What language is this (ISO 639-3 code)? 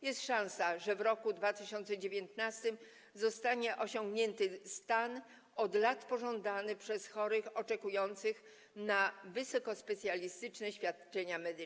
pol